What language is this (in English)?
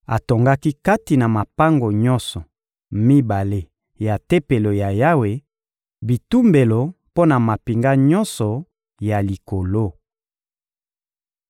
Lingala